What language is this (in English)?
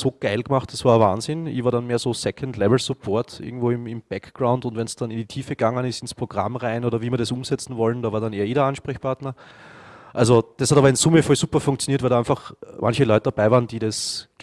German